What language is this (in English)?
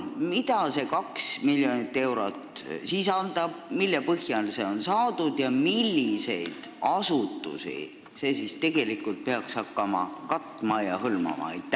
Estonian